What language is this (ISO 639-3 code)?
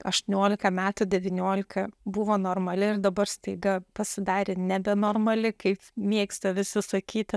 lit